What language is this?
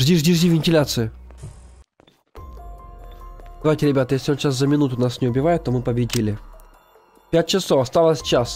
Russian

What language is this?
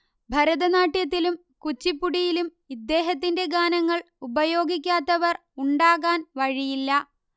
Malayalam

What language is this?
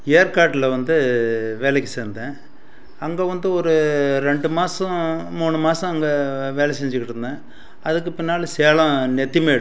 Tamil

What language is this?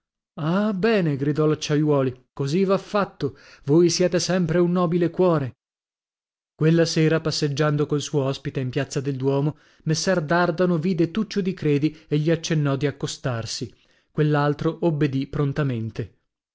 Italian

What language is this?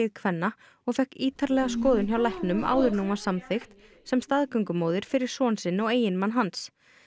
Icelandic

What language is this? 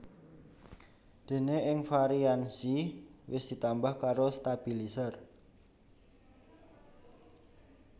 Javanese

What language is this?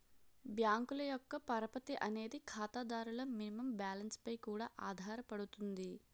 Telugu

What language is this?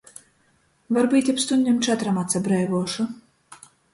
Latgalian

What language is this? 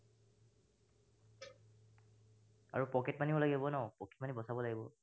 Assamese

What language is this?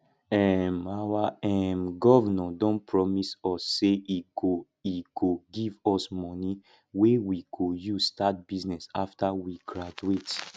Nigerian Pidgin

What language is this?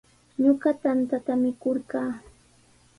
Sihuas Ancash Quechua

